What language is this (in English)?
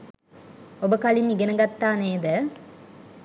Sinhala